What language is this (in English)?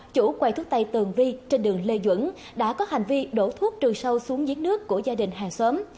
Vietnamese